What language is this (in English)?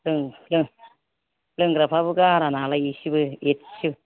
Bodo